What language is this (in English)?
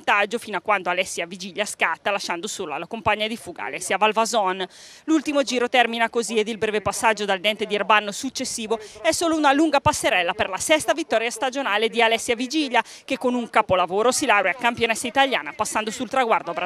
Italian